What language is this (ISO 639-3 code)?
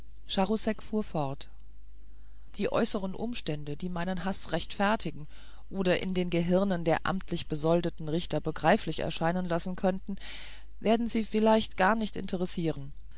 deu